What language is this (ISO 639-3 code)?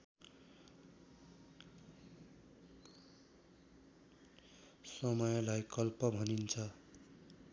nep